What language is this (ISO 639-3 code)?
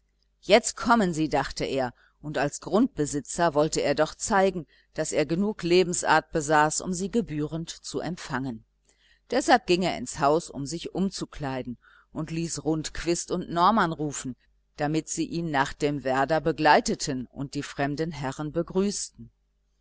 deu